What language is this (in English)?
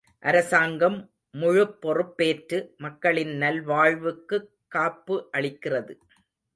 Tamil